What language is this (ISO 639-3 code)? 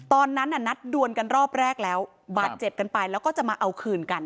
tha